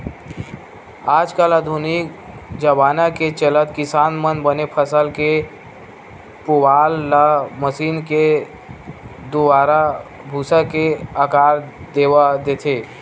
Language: Chhattisgarhi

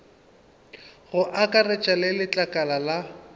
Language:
Northern Sotho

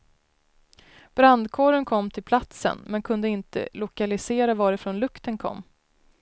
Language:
Swedish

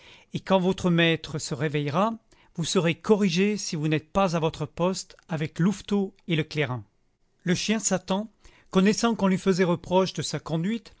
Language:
French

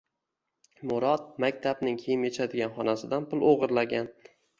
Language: Uzbek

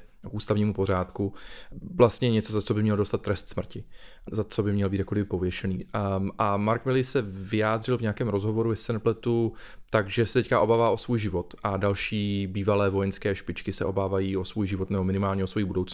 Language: Czech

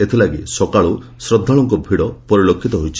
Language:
Odia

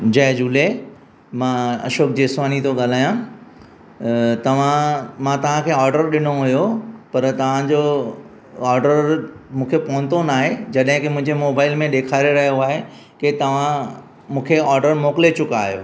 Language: Sindhi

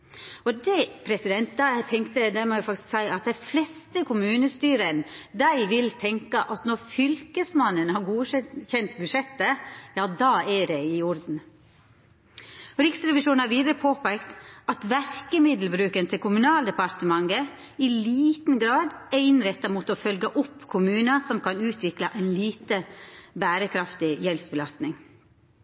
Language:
Norwegian Nynorsk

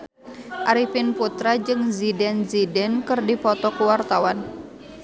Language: Sundanese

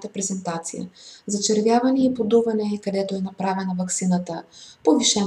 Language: Bulgarian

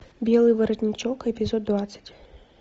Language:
Russian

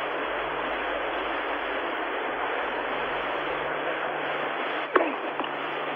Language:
German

